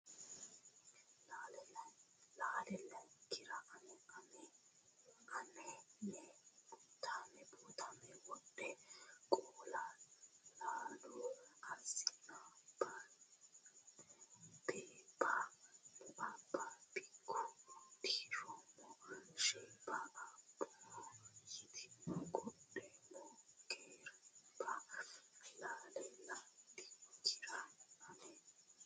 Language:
Sidamo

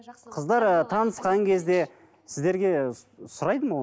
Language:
Kazakh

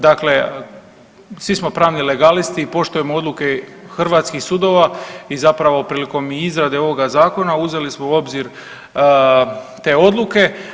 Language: Croatian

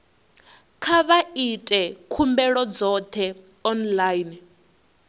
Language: Venda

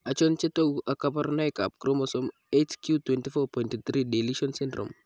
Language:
Kalenjin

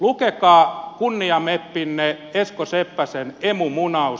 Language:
Finnish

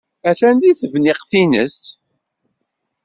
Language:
Kabyle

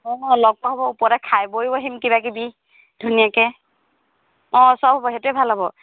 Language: Assamese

